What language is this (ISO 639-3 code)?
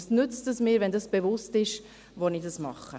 gsw